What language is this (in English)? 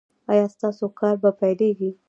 Pashto